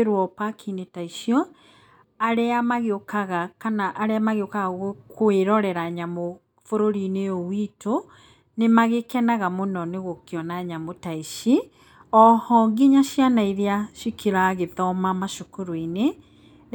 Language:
Kikuyu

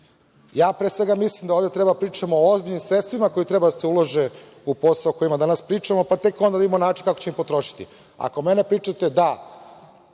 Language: Serbian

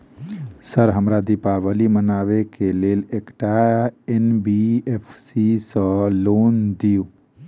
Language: Maithili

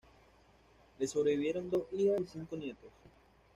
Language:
Spanish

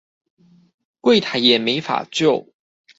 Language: Chinese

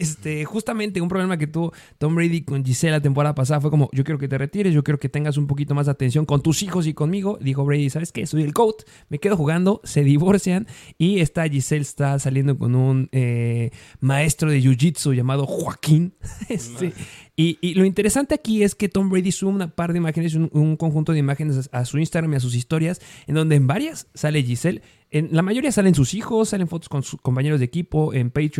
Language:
Spanish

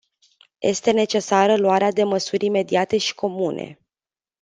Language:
Romanian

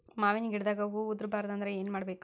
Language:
Kannada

